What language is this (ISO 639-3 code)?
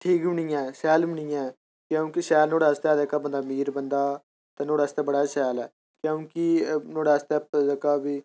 doi